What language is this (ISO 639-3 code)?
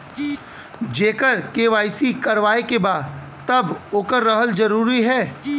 bho